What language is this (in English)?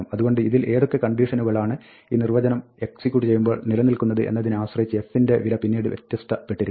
Malayalam